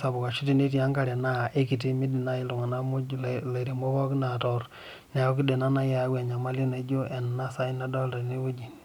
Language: Masai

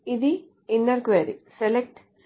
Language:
Telugu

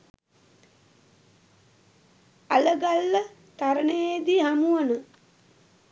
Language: Sinhala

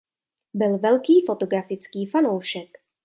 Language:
Czech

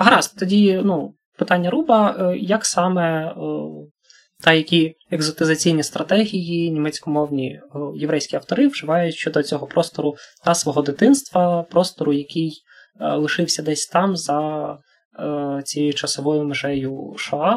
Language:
Ukrainian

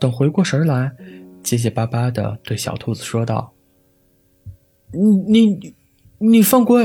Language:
Chinese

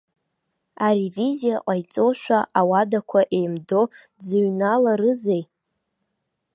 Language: Abkhazian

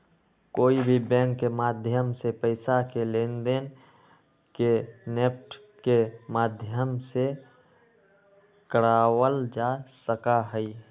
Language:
Magahi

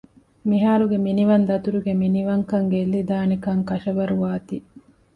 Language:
Divehi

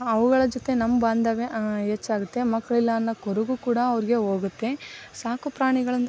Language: Kannada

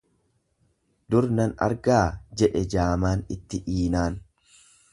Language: Oromo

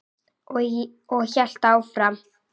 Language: Icelandic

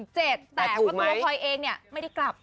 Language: Thai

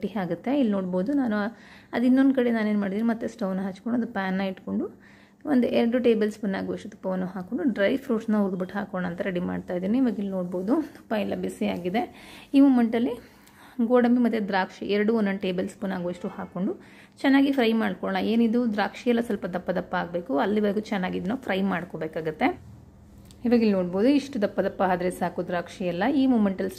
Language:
Kannada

